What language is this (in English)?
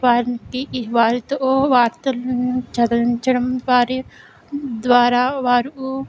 Telugu